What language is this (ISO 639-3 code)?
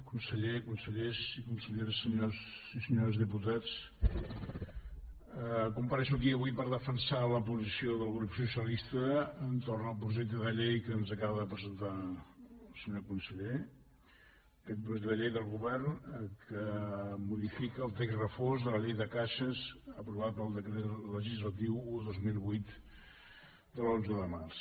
cat